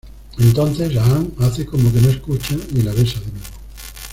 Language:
Spanish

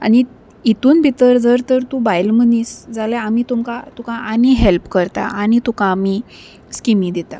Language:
Konkani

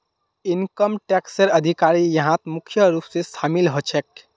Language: Magahi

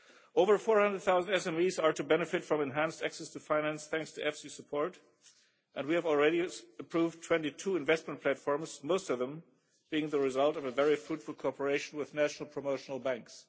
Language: English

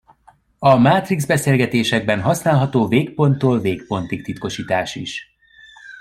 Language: Hungarian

